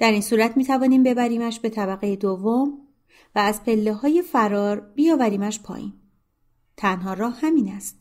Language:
Persian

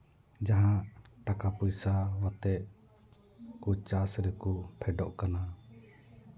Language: Santali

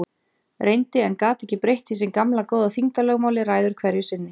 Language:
Icelandic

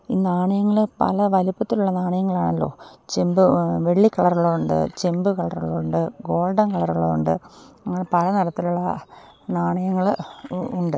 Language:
Malayalam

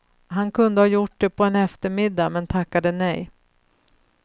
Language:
Swedish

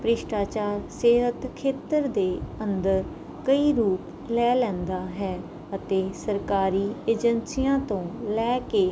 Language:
Punjabi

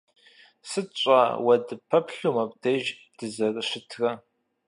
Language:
Kabardian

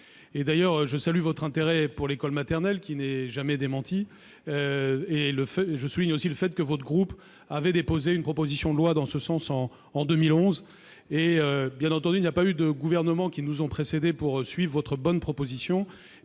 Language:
French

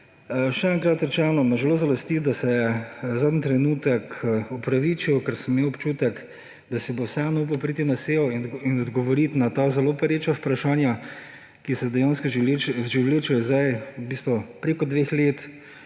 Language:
Slovenian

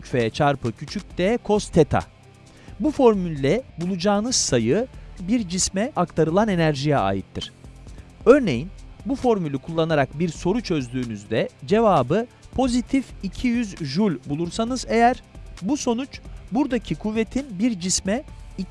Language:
Turkish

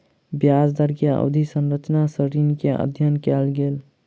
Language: Maithili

